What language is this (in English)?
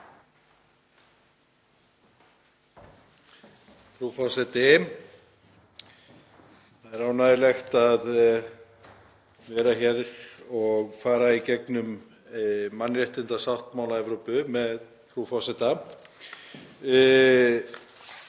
Icelandic